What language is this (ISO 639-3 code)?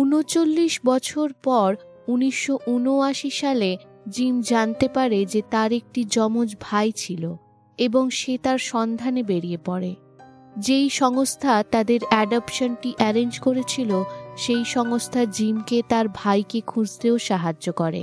ben